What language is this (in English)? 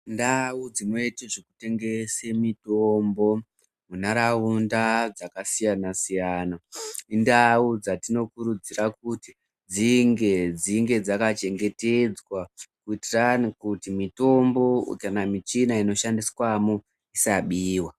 Ndau